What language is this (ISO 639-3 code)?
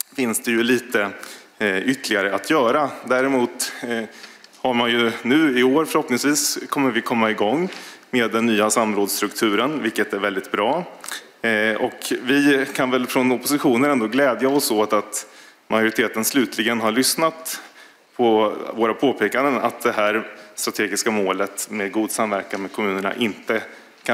swe